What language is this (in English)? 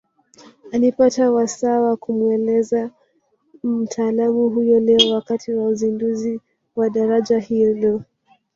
Swahili